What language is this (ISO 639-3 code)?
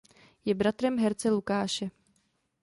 ces